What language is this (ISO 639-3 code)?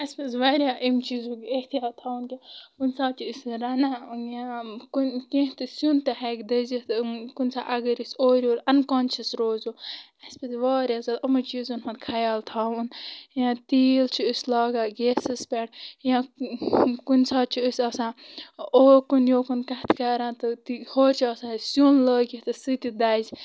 kas